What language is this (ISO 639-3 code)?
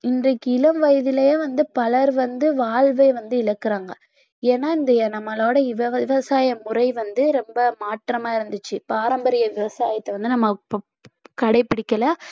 tam